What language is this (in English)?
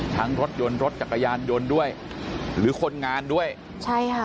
Thai